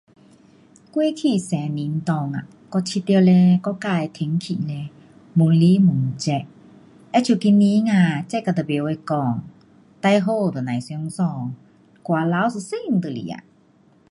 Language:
Pu-Xian Chinese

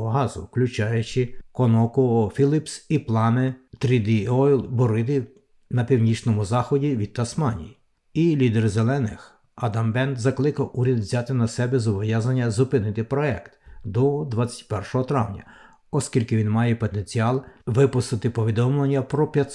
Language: Ukrainian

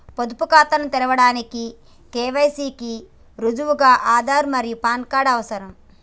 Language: Telugu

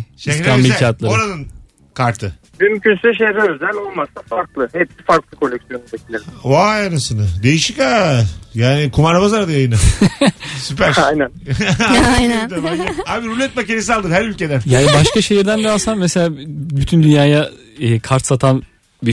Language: Turkish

